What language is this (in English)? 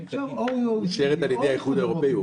Hebrew